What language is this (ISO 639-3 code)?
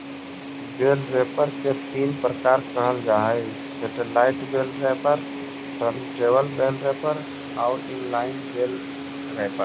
mag